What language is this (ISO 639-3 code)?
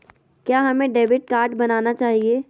mag